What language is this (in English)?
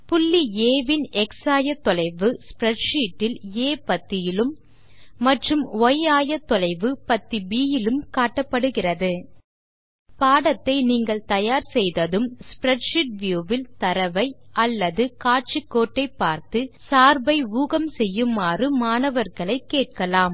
Tamil